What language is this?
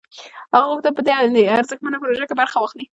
Pashto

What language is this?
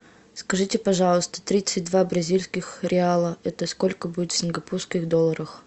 Russian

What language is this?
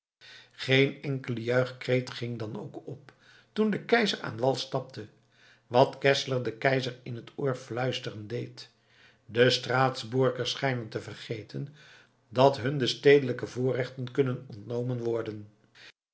Dutch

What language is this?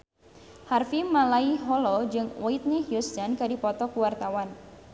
Sundanese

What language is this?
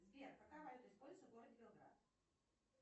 Russian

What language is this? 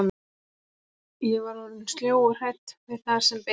Icelandic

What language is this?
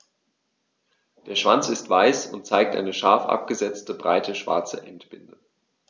German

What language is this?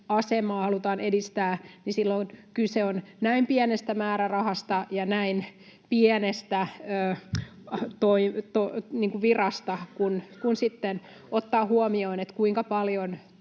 Finnish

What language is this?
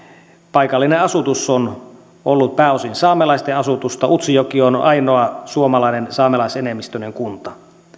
Finnish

